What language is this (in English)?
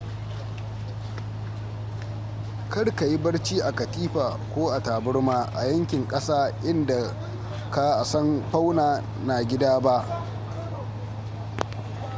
Hausa